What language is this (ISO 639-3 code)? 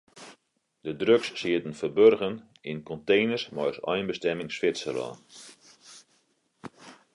fry